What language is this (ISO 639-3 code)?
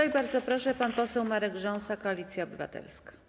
pol